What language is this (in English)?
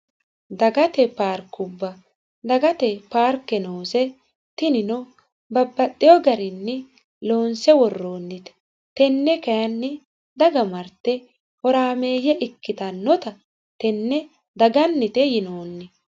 Sidamo